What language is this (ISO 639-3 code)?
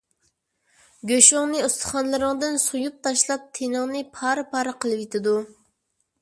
uig